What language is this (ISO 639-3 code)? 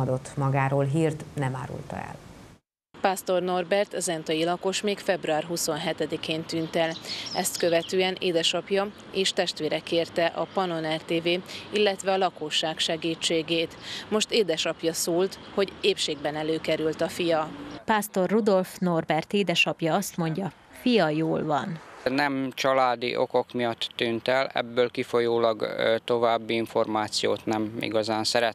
hun